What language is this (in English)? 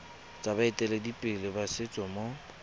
Tswana